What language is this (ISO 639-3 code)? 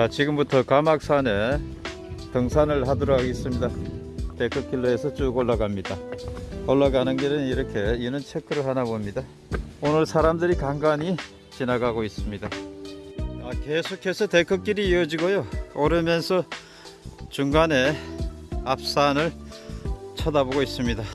kor